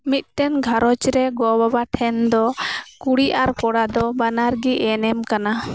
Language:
Santali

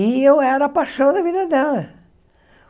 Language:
Portuguese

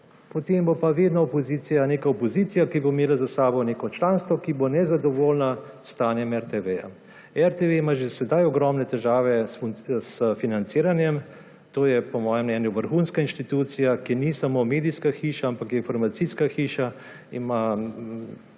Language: Slovenian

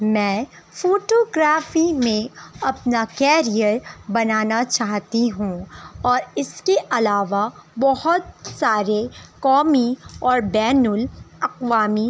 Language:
Urdu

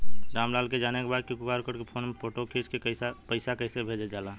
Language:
Bhojpuri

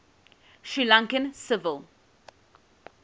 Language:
English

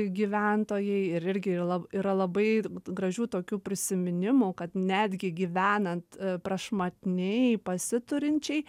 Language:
Lithuanian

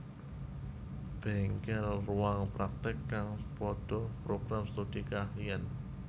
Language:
Javanese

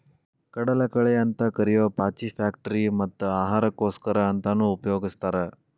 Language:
Kannada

